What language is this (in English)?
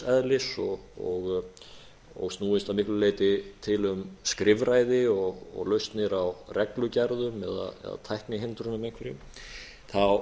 Icelandic